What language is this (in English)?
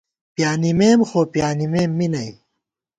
Gawar-Bati